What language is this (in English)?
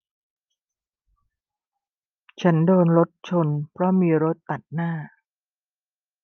Thai